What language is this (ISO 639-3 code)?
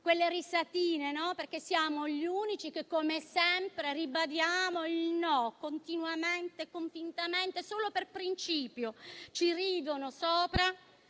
ita